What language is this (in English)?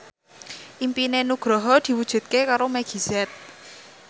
Javanese